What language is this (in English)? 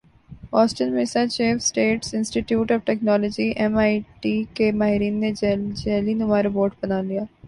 Urdu